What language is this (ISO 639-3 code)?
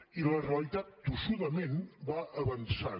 cat